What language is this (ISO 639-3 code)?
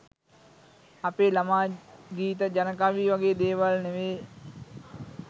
sin